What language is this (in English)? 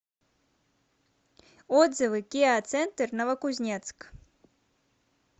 Russian